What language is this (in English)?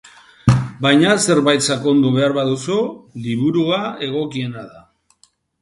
Basque